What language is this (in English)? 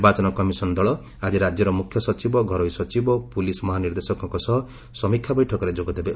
Odia